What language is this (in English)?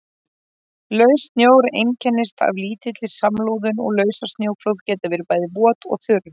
Icelandic